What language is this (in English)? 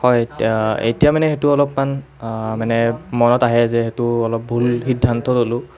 Assamese